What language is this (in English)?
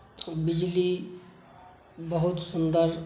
Maithili